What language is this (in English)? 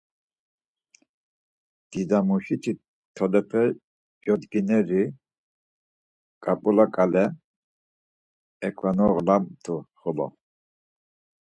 Laz